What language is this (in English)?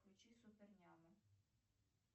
Russian